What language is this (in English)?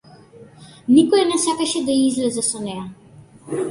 Macedonian